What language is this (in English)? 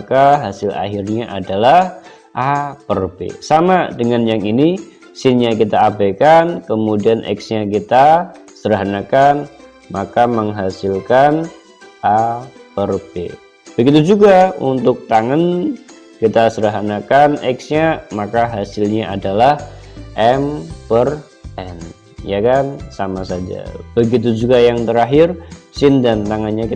Indonesian